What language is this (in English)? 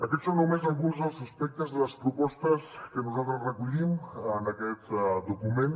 Catalan